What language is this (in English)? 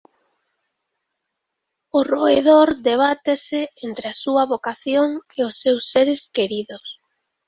Galician